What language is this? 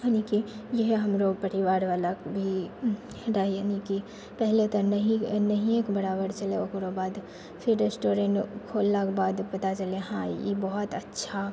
Maithili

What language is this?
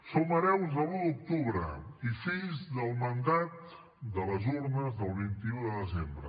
Catalan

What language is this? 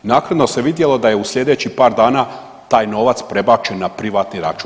Croatian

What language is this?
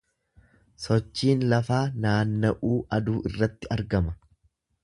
Oromo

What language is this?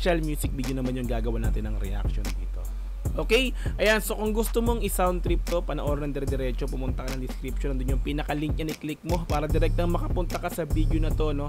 Filipino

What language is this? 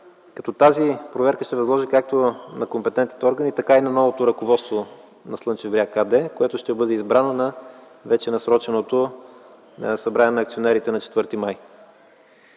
Bulgarian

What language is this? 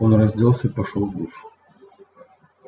Russian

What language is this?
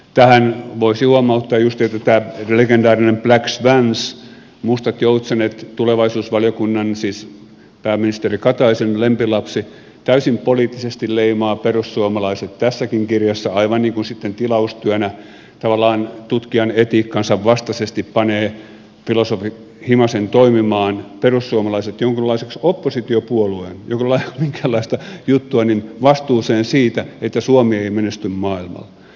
Finnish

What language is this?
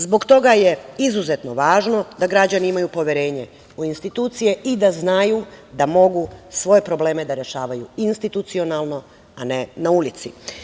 Serbian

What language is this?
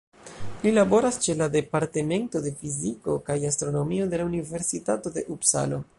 Esperanto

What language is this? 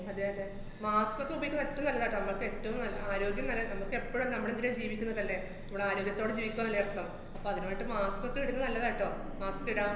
Malayalam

